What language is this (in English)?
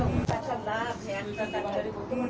Bangla